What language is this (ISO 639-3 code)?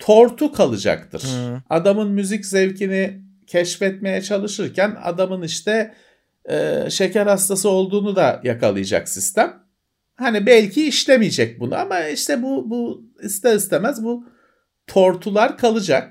tur